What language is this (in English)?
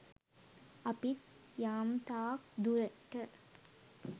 Sinhala